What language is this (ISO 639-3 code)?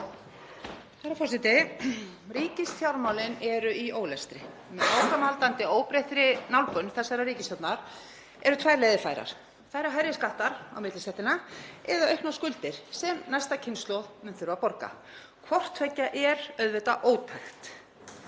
isl